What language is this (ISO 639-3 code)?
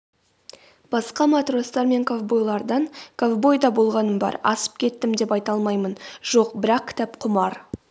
kaz